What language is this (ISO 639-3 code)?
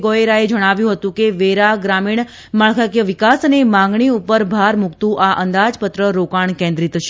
guj